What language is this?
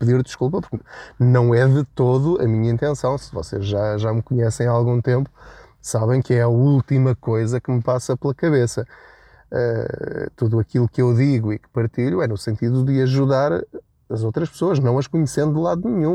Portuguese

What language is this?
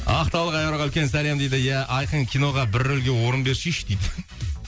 Kazakh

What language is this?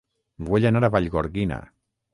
Catalan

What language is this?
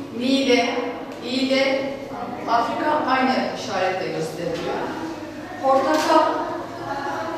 Turkish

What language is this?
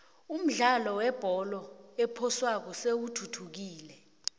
South Ndebele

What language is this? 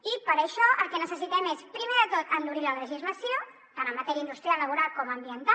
Catalan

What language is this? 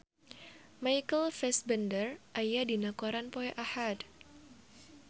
Sundanese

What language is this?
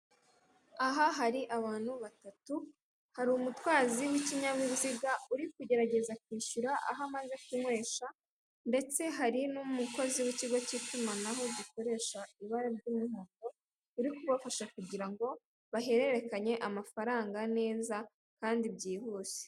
Kinyarwanda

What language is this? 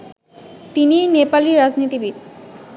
Bangla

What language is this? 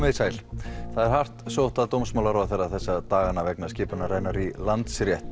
Icelandic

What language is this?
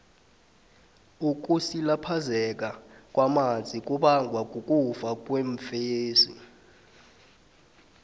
South Ndebele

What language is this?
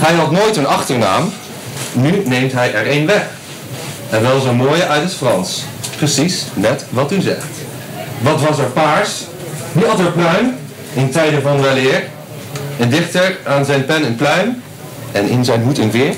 Dutch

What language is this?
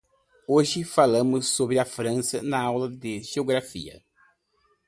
Portuguese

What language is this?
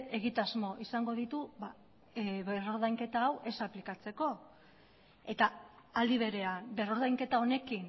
Basque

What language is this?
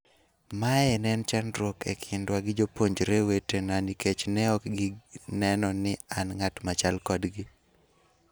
Luo (Kenya and Tanzania)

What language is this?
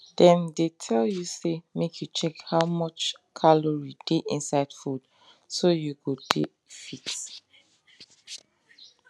Nigerian Pidgin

